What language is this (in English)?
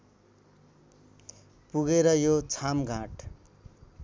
Nepali